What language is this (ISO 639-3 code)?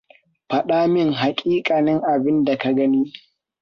hau